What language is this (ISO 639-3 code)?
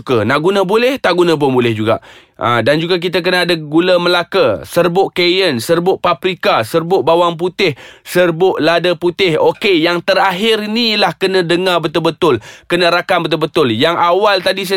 msa